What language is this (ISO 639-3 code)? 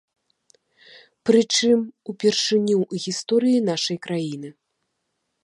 bel